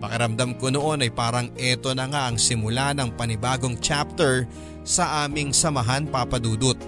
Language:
Filipino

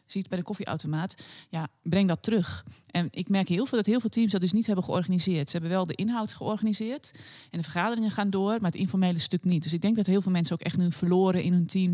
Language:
Dutch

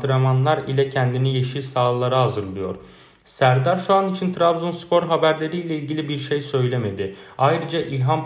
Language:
Turkish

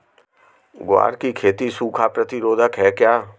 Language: Hindi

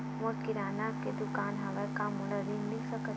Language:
Chhattisgarhi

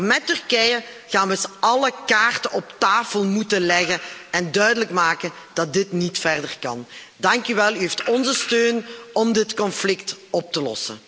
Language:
Dutch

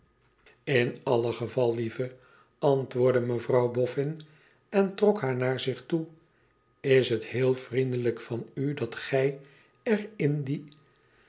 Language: Dutch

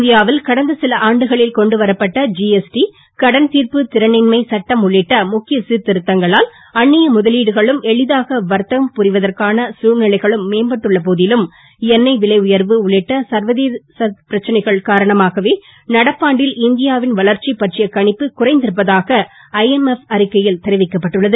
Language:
Tamil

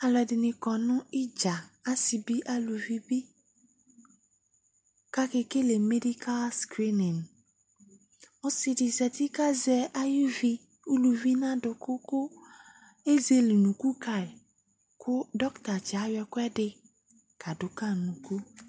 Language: Ikposo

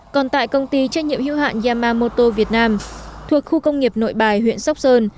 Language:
Vietnamese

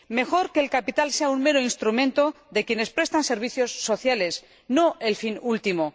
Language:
Spanish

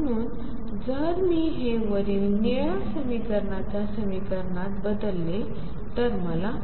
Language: Marathi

